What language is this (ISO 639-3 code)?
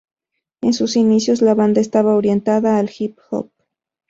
spa